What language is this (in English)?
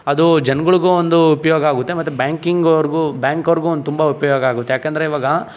Kannada